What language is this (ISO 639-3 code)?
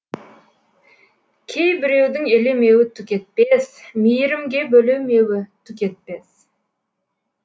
kaz